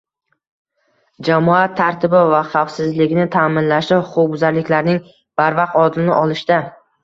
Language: Uzbek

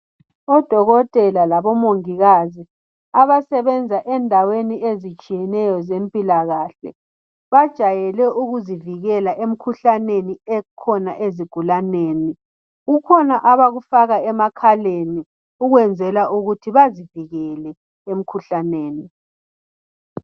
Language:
North Ndebele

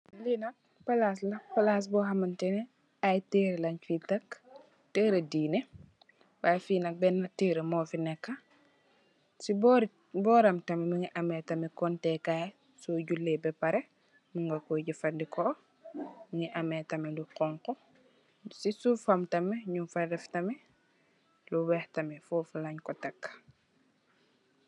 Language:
Wolof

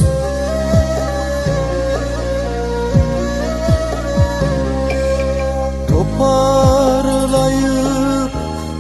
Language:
Turkish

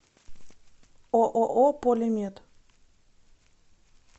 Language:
Russian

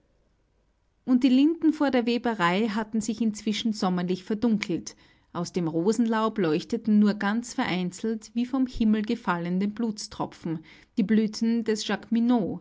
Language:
German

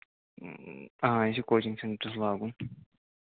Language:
Kashmiri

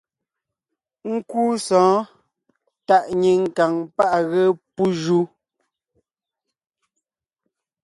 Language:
Ngiemboon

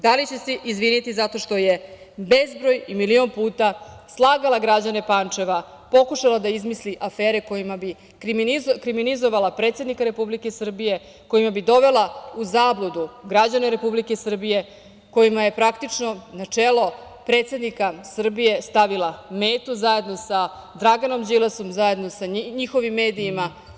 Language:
Serbian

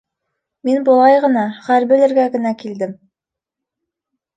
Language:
Bashkir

